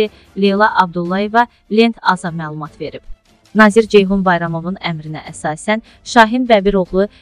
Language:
Turkish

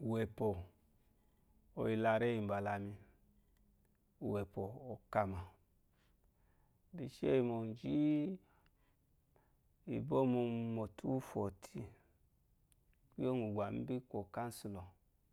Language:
Eloyi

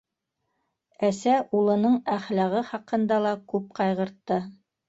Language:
Bashkir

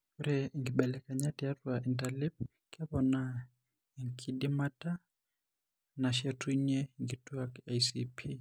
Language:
Masai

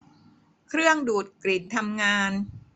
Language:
Thai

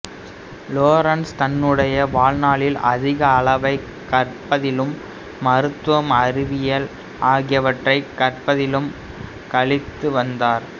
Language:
Tamil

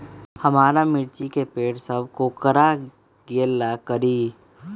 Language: Magahi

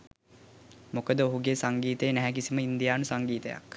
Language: Sinhala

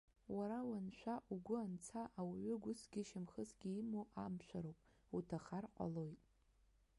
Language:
Abkhazian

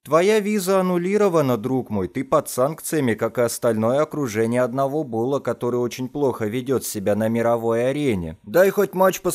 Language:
Russian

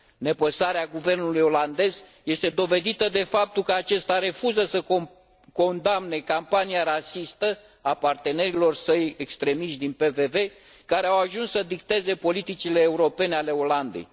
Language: Romanian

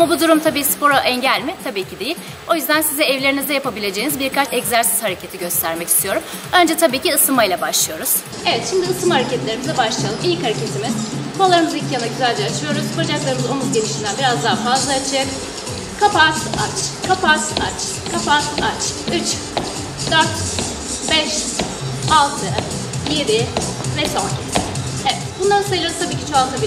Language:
Turkish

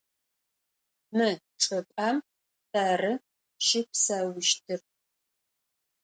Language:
Adyghe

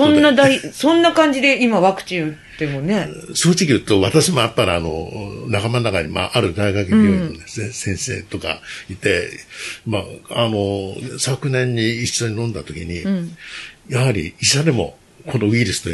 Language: Japanese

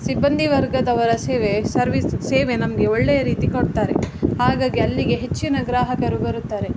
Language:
Kannada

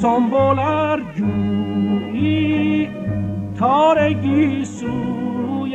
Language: Persian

